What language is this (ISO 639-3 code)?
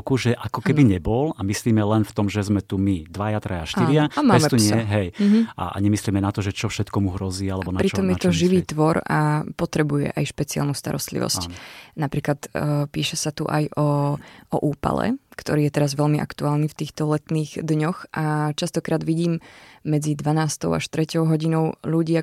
slk